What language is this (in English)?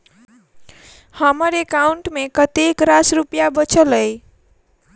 Maithili